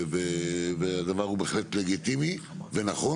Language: Hebrew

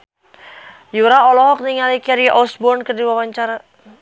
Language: Sundanese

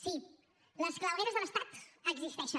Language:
Catalan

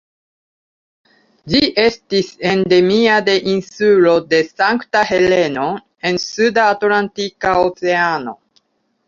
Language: Esperanto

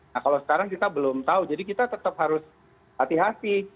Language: Indonesian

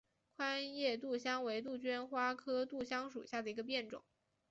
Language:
Chinese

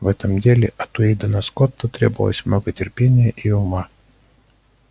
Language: Russian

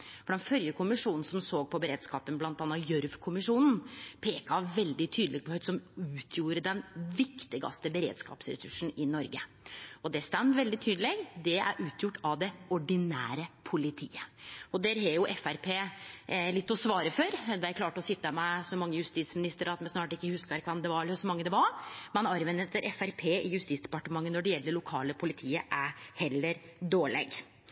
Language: Norwegian Nynorsk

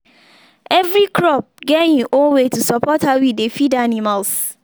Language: Nigerian Pidgin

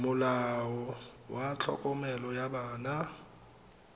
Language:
Tswana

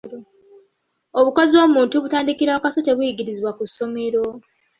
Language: Ganda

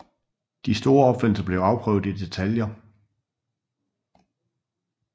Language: Danish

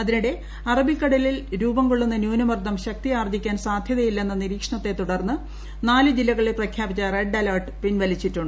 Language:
Malayalam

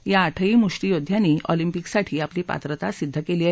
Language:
Marathi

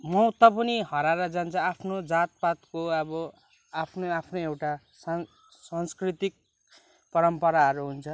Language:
Nepali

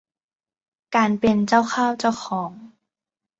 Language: Thai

